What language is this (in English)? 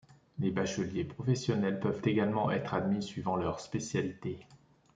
French